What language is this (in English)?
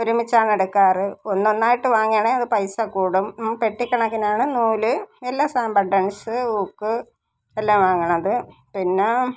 Malayalam